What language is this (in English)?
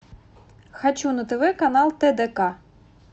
Russian